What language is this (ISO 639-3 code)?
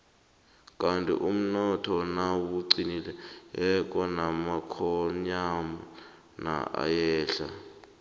nbl